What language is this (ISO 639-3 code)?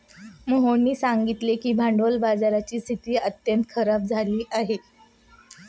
mar